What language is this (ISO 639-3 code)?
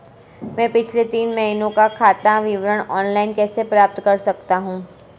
hin